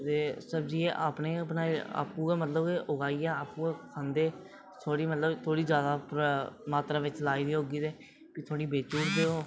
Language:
Dogri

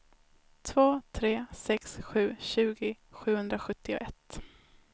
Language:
Swedish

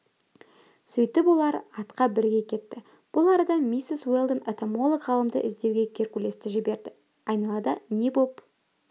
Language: Kazakh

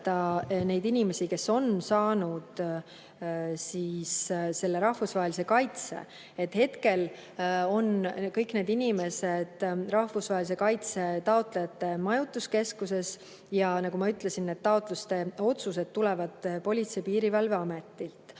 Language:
Estonian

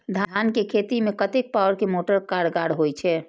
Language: Maithili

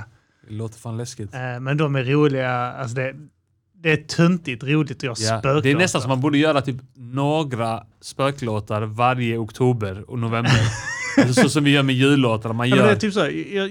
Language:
Swedish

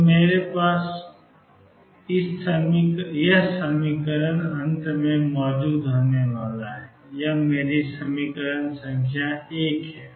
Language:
Hindi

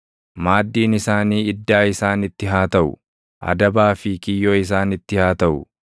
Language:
Oromo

